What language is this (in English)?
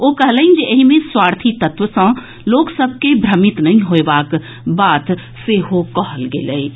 Maithili